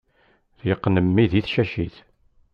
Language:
Kabyle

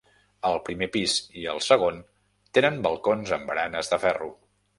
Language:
Catalan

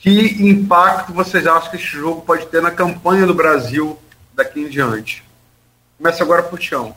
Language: Portuguese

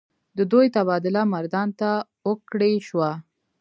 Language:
Pashto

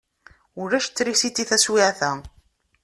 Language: Kabyle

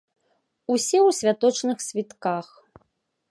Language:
Belarusian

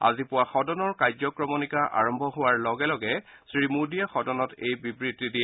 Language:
Assamese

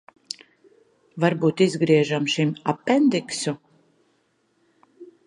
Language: Latvian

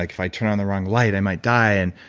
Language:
English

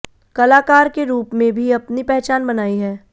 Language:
Hindi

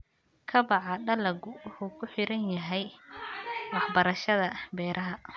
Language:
Somali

